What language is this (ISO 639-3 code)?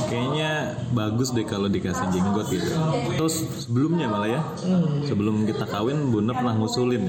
ind